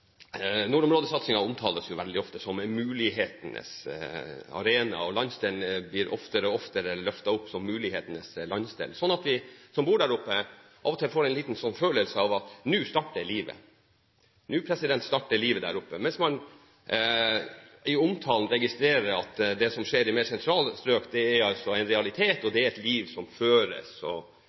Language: Norwegian Bokmål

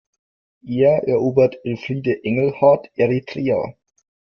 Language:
German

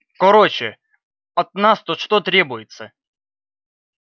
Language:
Russian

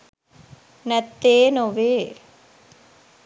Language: Sinhala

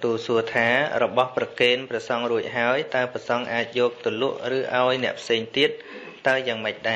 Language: Vietnamese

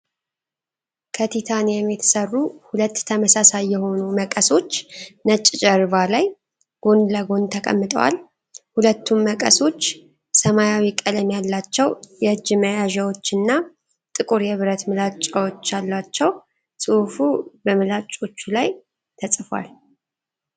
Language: Amharic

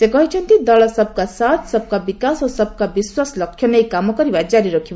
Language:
Odia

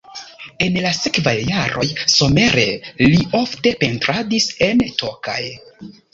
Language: Esperanto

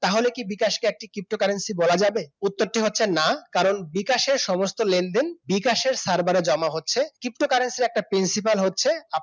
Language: Bangla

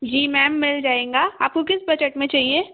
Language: Hindi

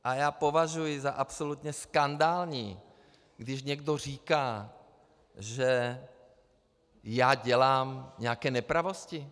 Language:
Czech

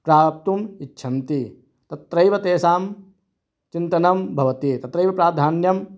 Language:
Sanskrit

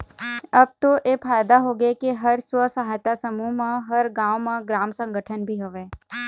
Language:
Chhattisgarhi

